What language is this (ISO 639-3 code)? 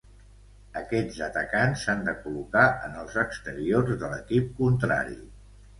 cat